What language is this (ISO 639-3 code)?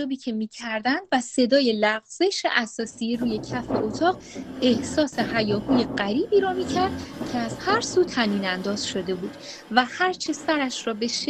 fas